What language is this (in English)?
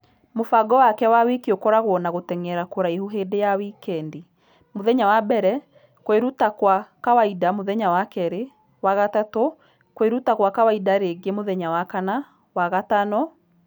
Kikuyu